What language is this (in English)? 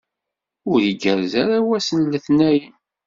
Kabyle